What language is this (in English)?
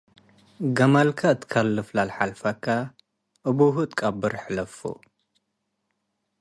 Tigre